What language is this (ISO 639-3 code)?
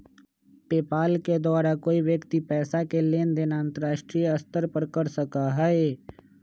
mag